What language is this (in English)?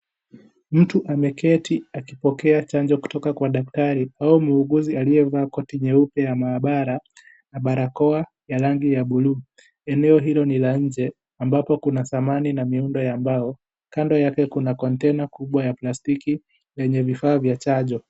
Swahili